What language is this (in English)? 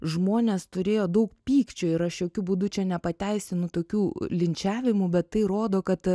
Lithuanian